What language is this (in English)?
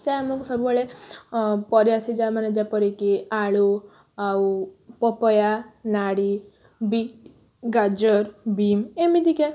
Odia